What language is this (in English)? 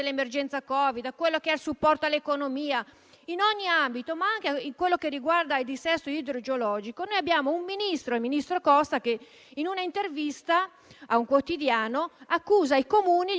Italian